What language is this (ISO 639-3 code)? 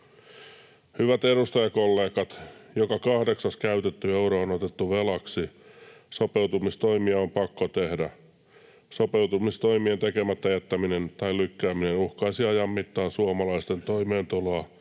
fin